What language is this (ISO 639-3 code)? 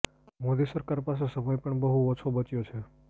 guj